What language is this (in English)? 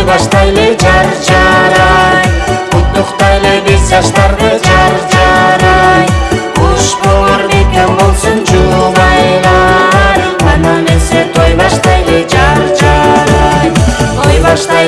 Turkish